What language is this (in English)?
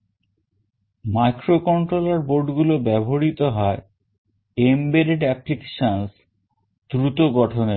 Bangla